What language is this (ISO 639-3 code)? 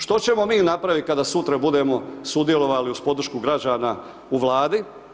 hrv